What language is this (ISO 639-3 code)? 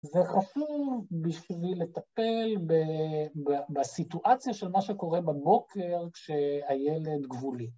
heb